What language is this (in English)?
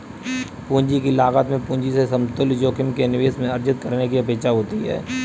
Hindi